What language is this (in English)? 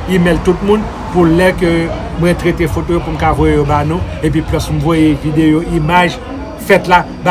French